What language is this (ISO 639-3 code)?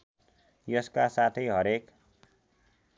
nep